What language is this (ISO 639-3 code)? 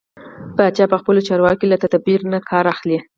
pus